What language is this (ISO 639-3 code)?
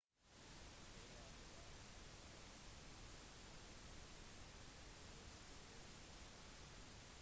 nob